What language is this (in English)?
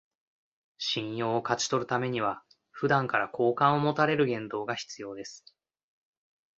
Japanese